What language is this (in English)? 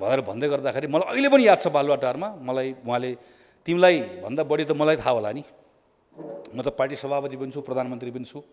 Hindi